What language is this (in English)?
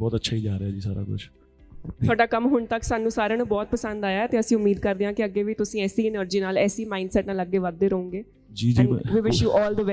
Punjabi